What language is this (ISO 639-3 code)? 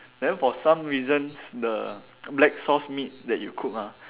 eng